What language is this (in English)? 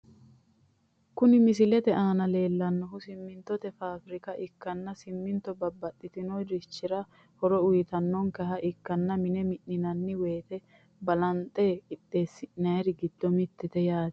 Sidamo